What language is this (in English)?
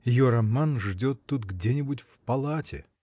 Russian